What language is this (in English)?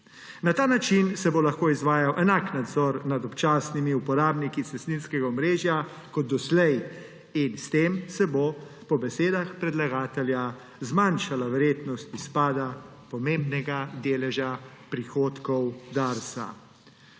Slovenian